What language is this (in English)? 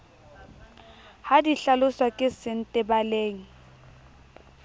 Southern Sotho